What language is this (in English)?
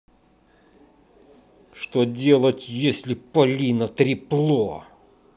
Russian